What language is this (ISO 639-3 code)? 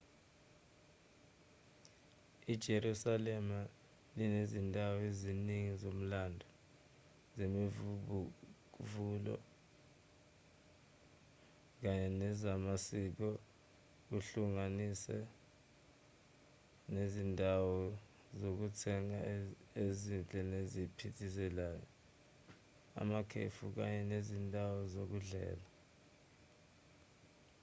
zul